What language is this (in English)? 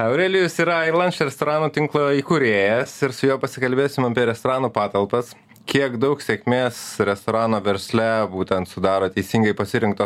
Lithuanian